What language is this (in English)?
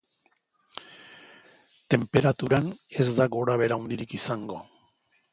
Basque